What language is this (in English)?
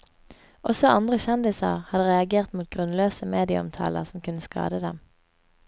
Norwegian